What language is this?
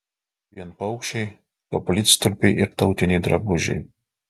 Lithuanian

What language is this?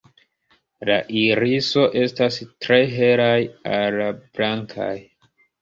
Esperanto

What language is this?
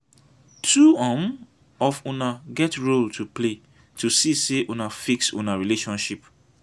Nigerian Pidgin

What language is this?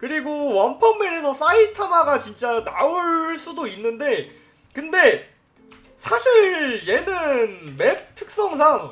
Korean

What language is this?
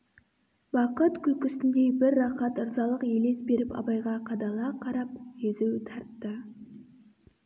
Kazakh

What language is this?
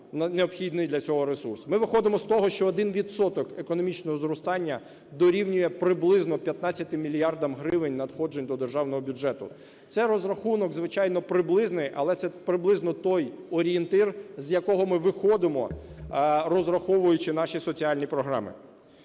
Ukrainian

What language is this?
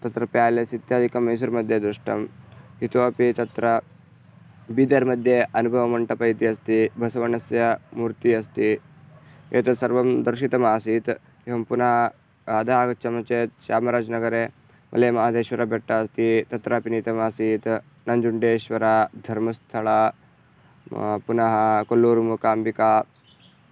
Sanskrit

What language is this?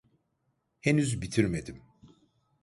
Turkish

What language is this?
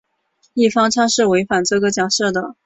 Chinese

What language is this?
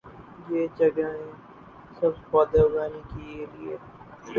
Urdu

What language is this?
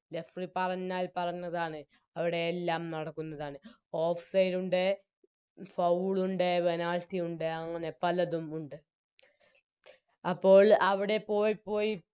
Malayalam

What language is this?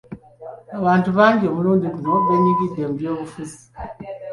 Ganda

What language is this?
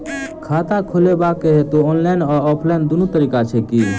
Maithili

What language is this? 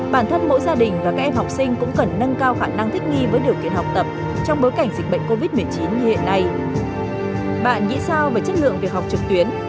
Vietnamese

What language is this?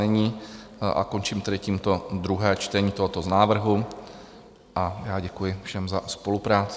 Czech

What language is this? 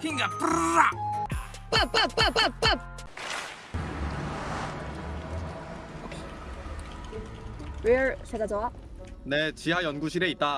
Korean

